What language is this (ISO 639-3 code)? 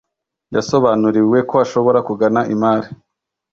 kin